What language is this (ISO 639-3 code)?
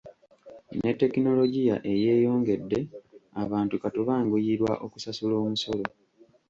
lug